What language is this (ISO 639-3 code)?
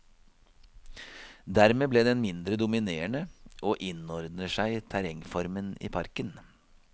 nor